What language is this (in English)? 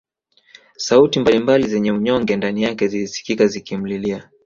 Swahili